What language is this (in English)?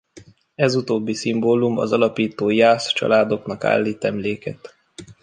Hungarian